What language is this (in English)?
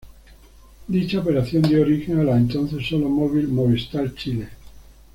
Spanish